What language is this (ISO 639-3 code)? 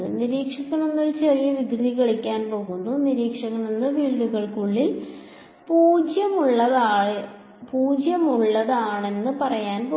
mal